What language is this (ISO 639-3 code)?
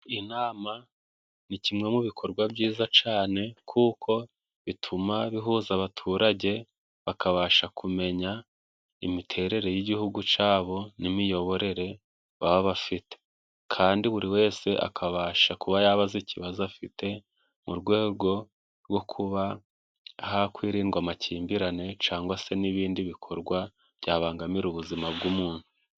kin